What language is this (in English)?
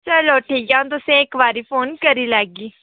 Dogri